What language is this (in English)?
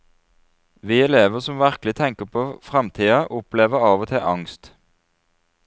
Norwegian